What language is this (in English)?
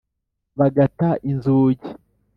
Kinyarwanda